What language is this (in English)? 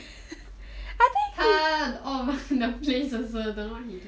English